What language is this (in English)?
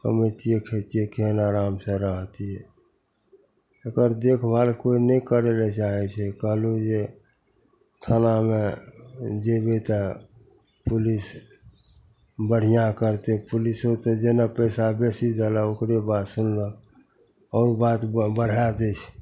Maithili